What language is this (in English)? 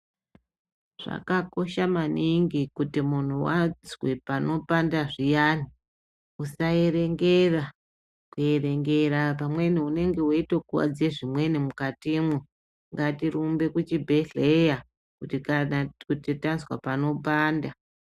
Ndau